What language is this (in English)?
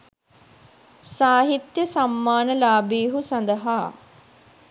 Sinhala